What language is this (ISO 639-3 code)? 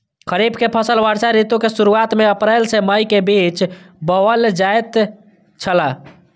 mai